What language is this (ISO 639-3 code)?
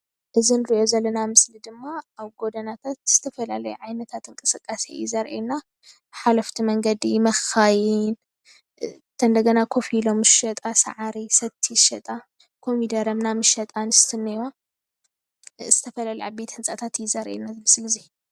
tir